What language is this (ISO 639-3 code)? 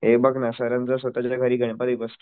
mar